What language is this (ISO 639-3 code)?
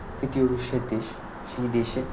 ben